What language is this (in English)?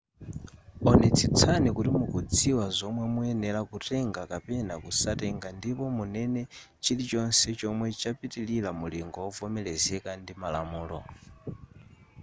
Nyanja